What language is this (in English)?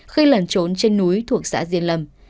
Vietnamese